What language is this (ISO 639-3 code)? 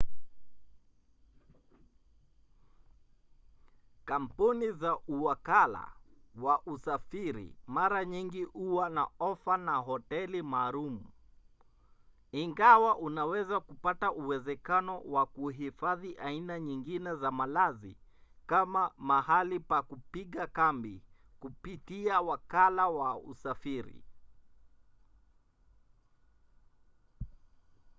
swa